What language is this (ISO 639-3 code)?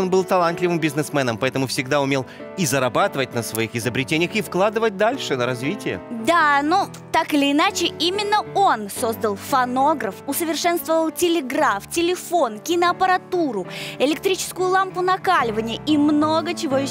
rus